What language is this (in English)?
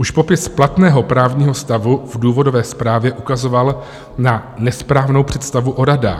Czech